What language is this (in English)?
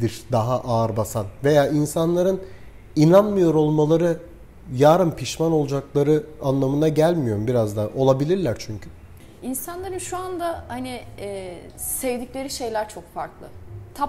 Turkish